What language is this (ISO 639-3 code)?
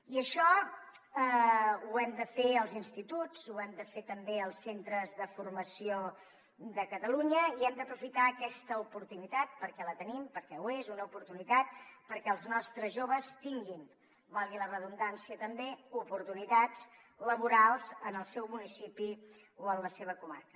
cat